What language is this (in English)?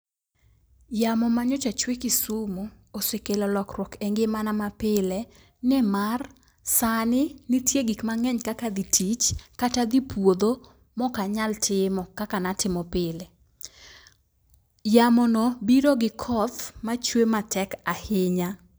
Luo (Kenya and Tanzania)